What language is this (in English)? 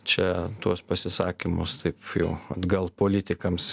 Lithuanian